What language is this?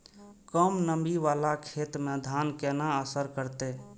Maithili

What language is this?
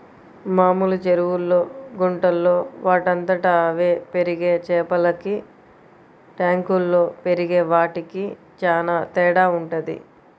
Telugu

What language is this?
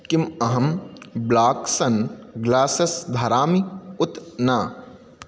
Sanskrit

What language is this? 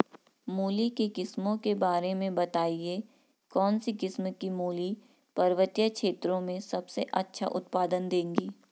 Hindi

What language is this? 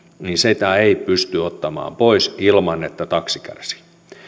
Finnish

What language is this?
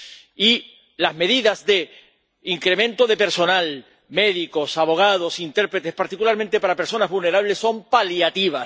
Spanish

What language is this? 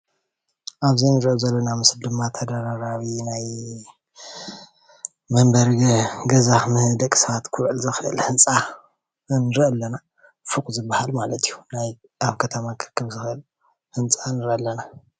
Tigrinya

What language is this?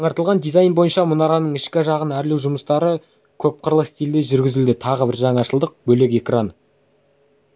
Kazakh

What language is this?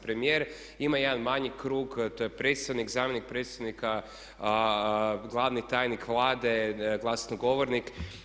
Croatian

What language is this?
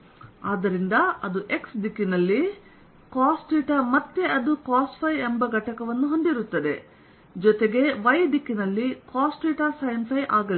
Kannada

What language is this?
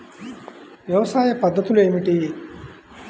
Telugu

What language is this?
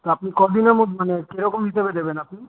Bangla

